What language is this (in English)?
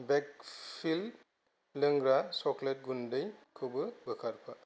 Bodo